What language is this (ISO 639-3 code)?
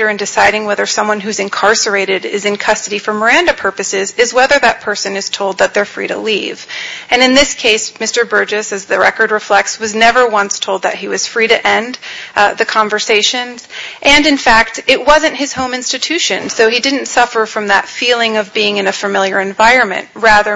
eng